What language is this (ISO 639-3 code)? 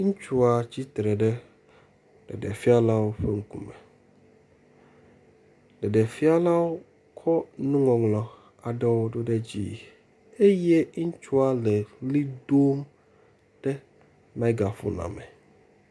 ewe